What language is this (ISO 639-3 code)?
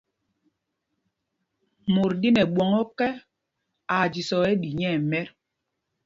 mgg